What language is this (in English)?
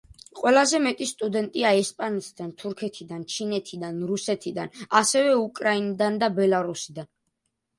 Georgian